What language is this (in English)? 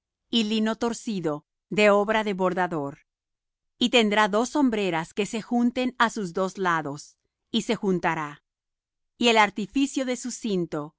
Spanish